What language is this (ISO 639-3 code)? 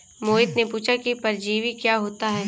hin